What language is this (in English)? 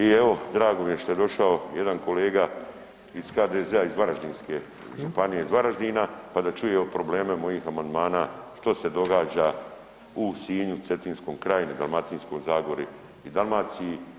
Croatian